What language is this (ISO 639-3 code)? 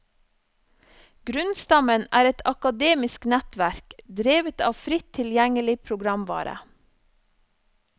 nor